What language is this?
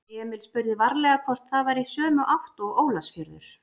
Icelandic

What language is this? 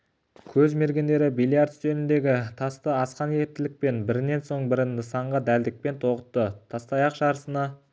Kazakh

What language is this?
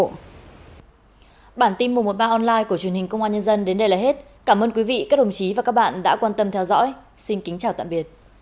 Vietnamese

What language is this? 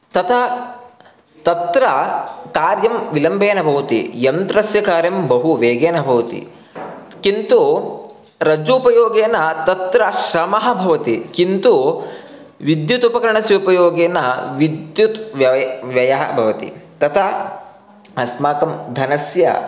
Sanskrit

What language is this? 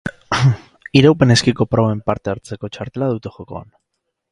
Basque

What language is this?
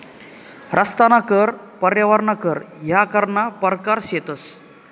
Marathi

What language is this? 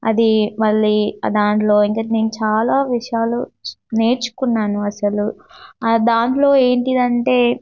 Telugu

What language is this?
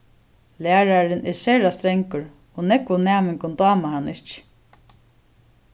Faroese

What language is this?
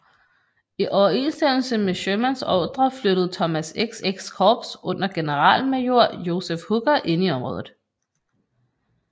Danish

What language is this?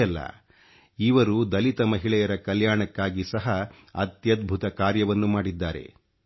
Kannada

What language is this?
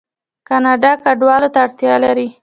Pashto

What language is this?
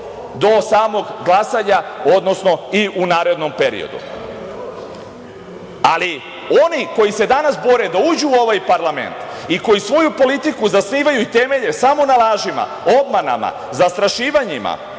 Serbian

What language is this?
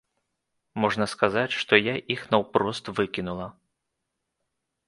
Belarusian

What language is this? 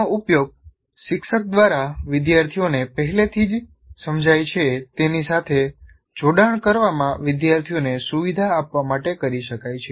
Gujarati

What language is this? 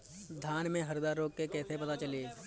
Bhojpuri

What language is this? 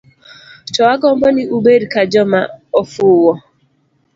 Luo (Kenya and Tanzania)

